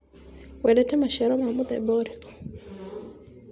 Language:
Kikuyu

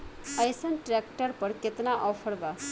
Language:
Bhojpuri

